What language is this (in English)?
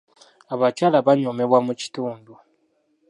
Ganda